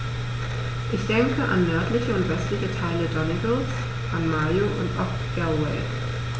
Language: German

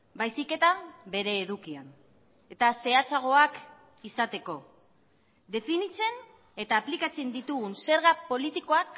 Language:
Basque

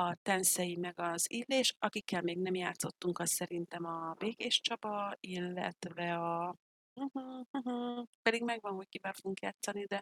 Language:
Hungarian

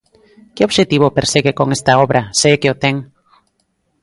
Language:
Galician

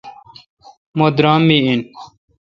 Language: Kalkoti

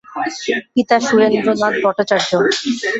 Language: Bangla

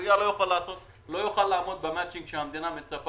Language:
Hebrew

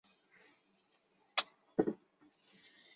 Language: Chinese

